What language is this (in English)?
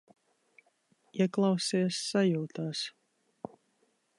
Latvian